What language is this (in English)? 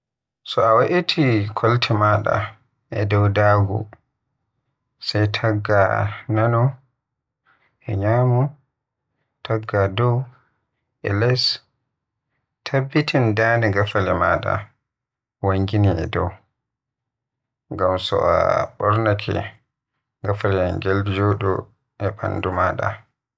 Western Niger Fulfulde